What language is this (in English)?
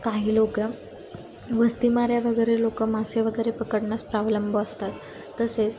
Marathi